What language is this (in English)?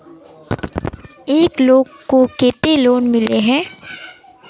Magahi